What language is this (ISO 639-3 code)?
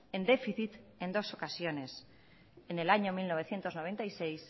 spa